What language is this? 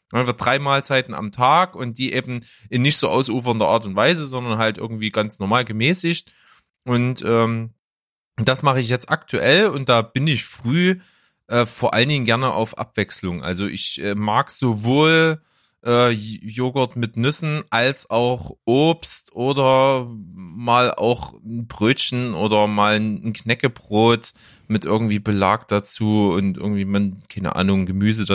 German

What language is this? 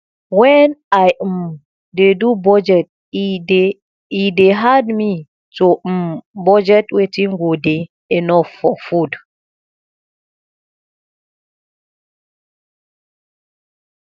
Nigerian Pidgin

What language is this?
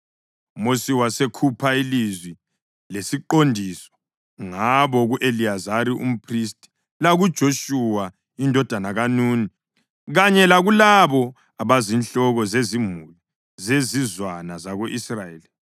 North Ndebele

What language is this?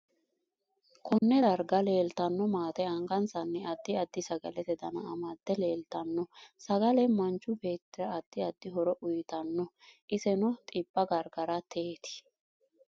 Sidamo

